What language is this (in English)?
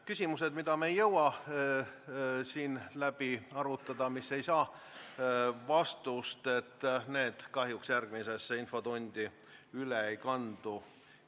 Estonian